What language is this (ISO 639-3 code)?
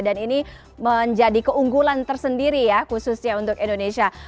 ind